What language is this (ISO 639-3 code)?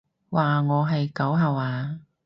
yue